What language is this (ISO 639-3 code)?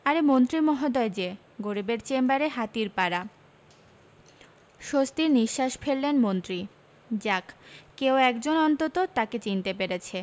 ben